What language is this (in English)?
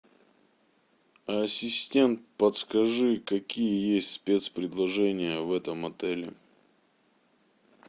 Russian